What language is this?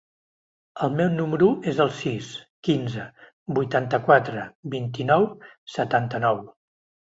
Catalan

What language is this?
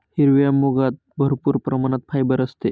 Marathi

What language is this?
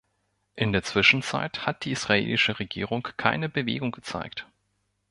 German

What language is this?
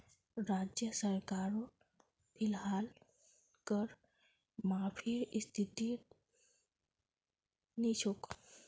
Magahi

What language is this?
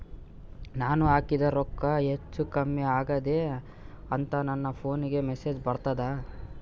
Kannada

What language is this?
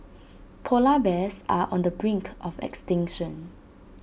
English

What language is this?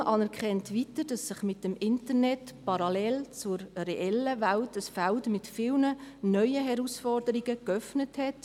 Swiss German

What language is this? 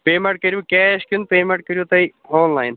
Kashmiri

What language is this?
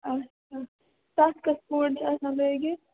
Kashmiri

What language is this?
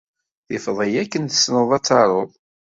Kabyle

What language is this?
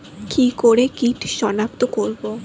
Bangla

